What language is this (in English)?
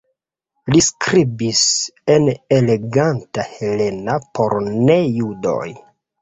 Esperanto